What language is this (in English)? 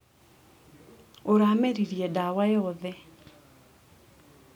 Kikuyu